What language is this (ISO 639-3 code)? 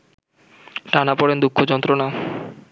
ben